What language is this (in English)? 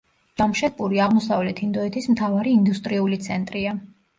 Georgian